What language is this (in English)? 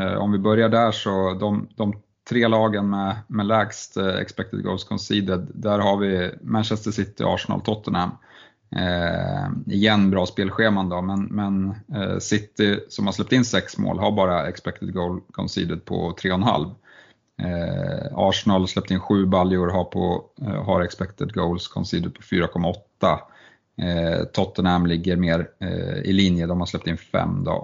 Swedish